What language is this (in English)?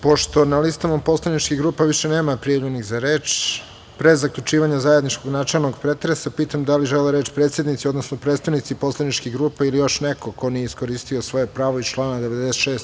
Serbian